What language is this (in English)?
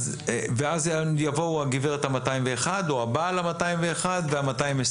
Hebrew